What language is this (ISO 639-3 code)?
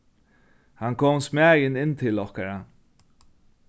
fao